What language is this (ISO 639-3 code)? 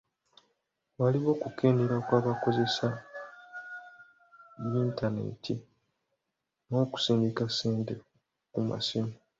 lug